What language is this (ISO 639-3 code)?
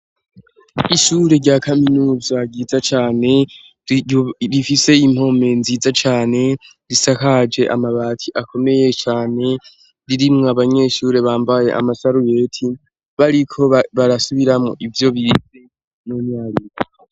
run